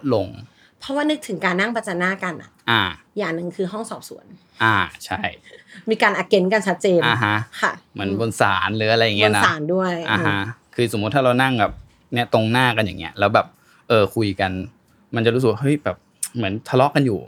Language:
Thai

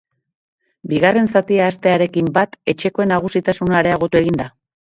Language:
Basque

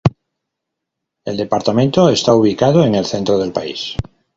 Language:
Spanish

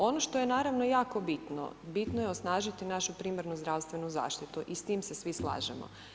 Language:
Croatian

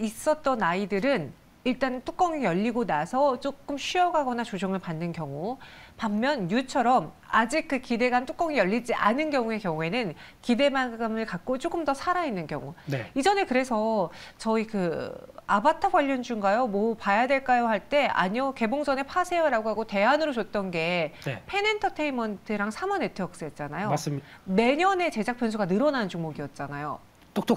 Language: Korean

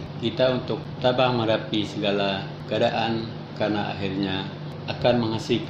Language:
Malay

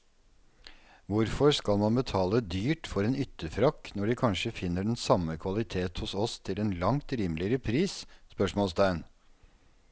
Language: Norwegian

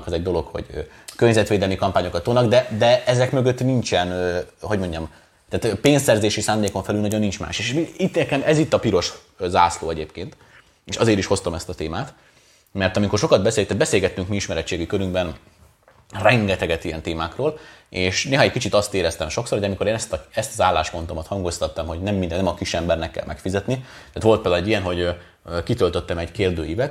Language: Hungarian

